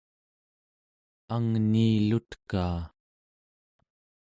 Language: Central Yupik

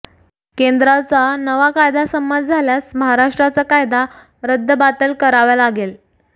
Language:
Marathi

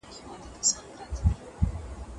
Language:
Pashto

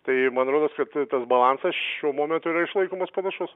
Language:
Lithuanian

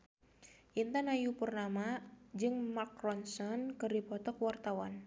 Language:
Sundanese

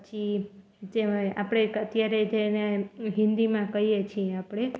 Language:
Gujarati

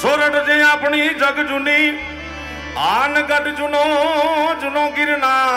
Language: Gujarati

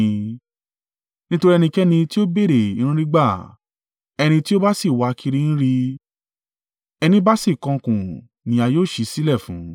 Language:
Yoruba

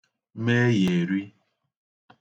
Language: Igbo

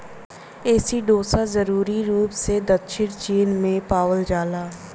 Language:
Bhojpuri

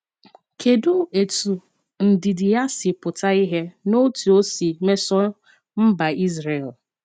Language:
Igbo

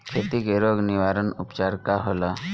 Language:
Bhojpuri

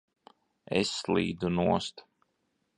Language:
Latvian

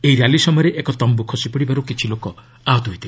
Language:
Odia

